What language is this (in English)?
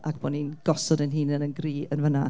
Welsh